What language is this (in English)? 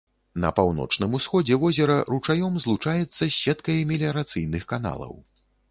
Belarusian